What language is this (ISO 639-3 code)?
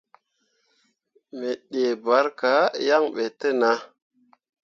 mua